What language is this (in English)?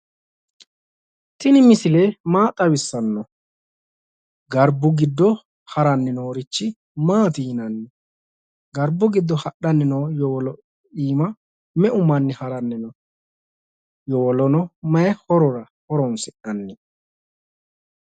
Sidamo